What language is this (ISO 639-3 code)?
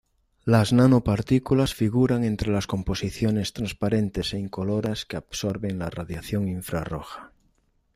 spa